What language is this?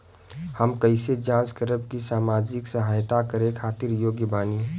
Bhojpuri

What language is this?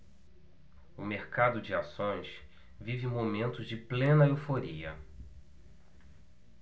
Portuguese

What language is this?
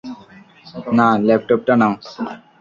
Bangla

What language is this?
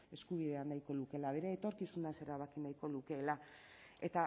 Basque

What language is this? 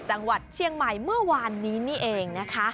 Thai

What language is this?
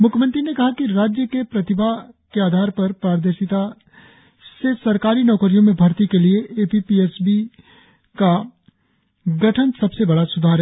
Hindi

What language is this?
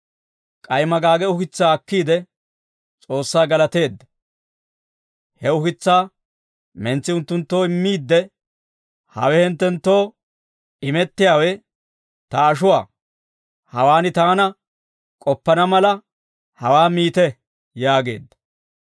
Dawro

